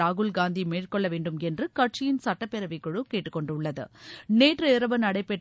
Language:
Tamil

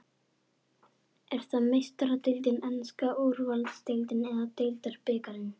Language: Icelandic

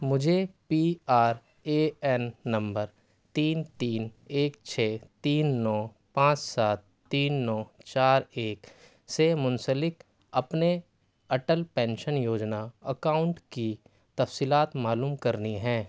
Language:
Urdu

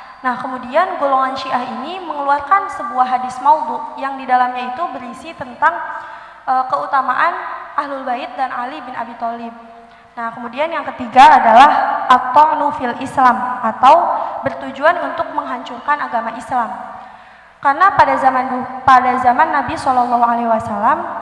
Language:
Indonesian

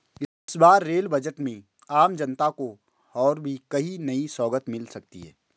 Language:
Hindi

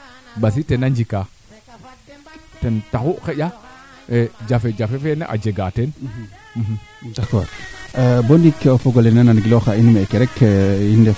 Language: Serer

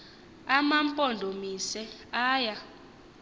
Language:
Xhosa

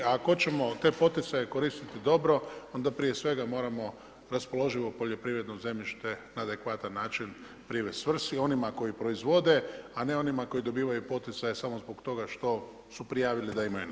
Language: Croatian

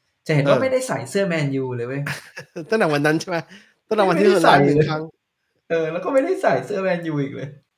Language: Thai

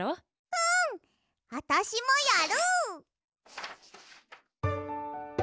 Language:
Japanese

